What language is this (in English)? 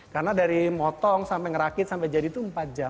Indonesian